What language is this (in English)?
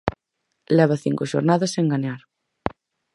Galician